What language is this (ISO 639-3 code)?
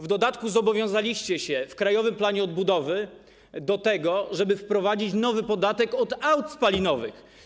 pol